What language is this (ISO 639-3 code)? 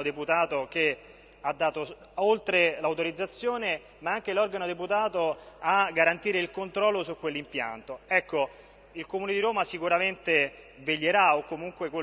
ita